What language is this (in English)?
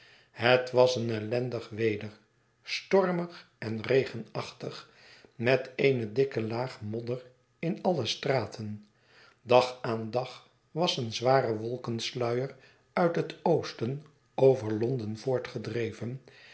Dutch